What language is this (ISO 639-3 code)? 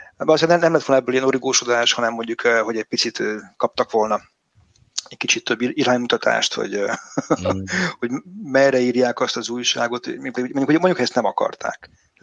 hun